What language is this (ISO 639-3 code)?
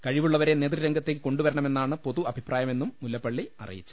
mal